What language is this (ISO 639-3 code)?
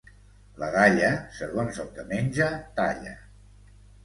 cat